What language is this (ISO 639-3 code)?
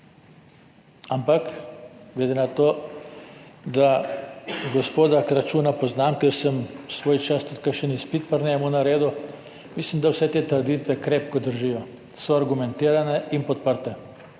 slv